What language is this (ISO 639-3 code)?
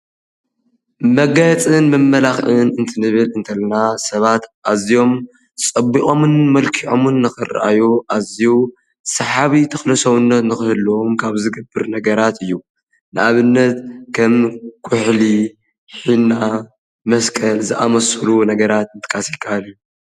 tir